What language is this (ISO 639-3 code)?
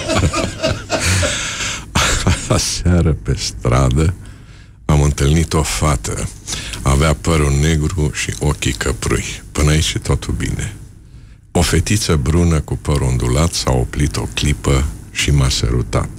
ron